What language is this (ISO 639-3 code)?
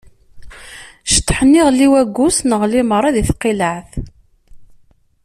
kab